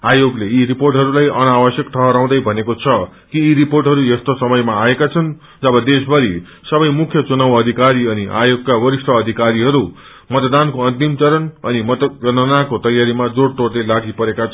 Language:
Nepali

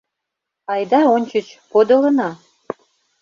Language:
Mari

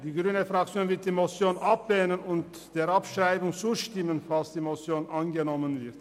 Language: Swiss German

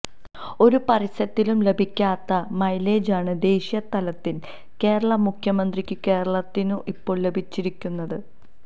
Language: Malayalam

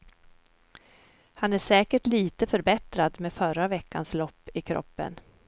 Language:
Swedish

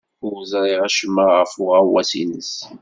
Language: Kabyle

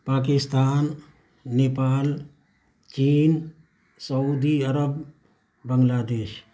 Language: Urdu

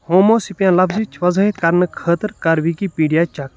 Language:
Kashmiri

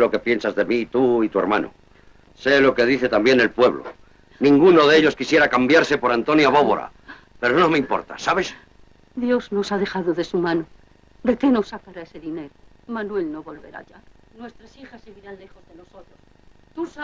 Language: Spanish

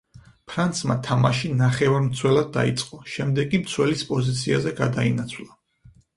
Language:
Georgian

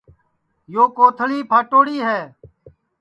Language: Sansi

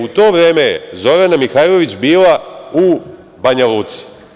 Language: Serbian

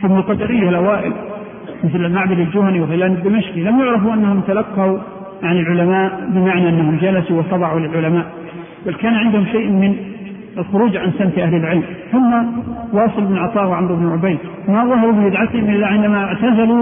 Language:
Arabic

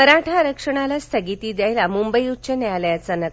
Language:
Marathi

